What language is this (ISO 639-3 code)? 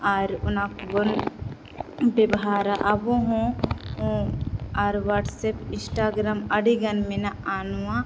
sat